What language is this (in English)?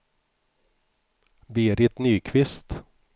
Swedish